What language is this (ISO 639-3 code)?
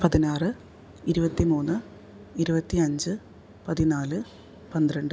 mal